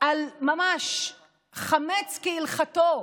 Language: Hebrew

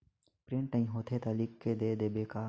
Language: Chhattisgarhi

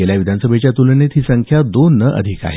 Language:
Marathi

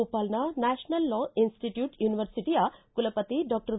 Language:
Kannada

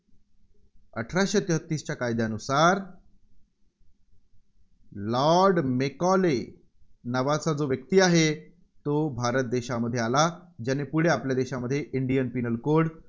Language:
Marathi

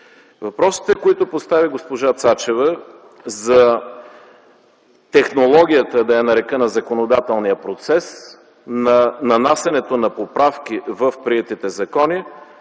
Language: Bulgarian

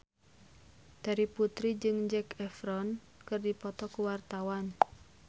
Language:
Sundanese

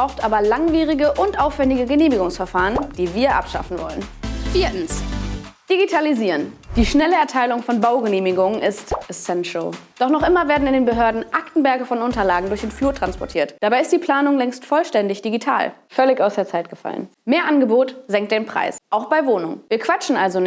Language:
German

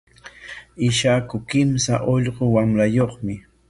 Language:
Corongo Ancash Quechua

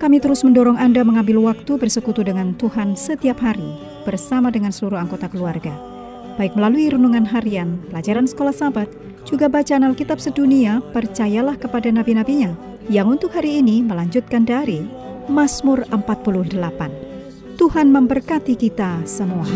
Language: Indonesian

